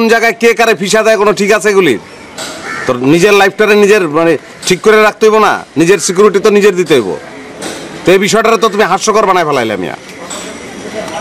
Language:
Hindi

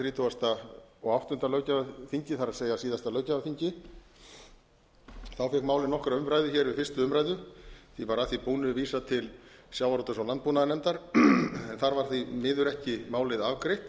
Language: Icelandic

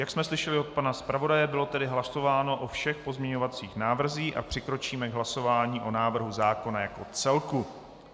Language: Czech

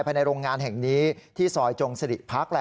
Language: Thai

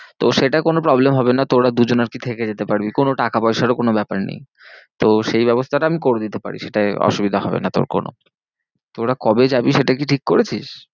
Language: Bangla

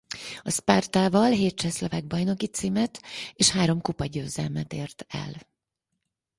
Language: Hungarian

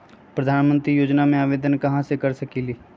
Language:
Magahi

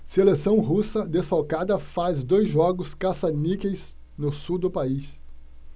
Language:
Portuguese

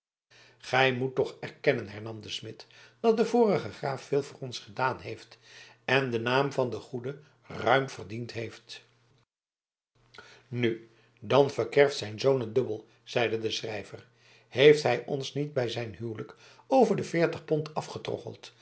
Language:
Dutch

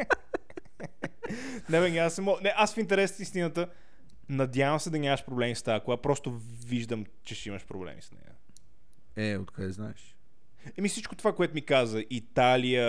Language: Bulgarian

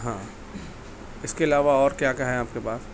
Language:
Urdu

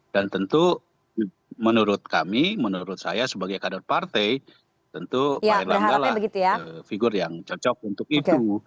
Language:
Indonesian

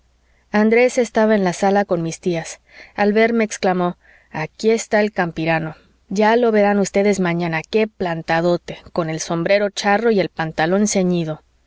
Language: Spanish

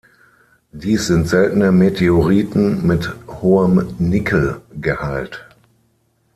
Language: German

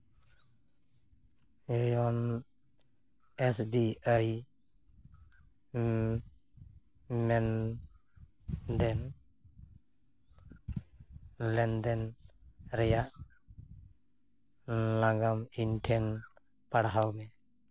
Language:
Santali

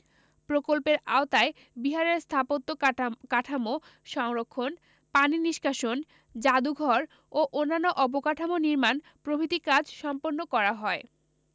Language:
Bangla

